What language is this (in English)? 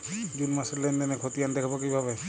Bangla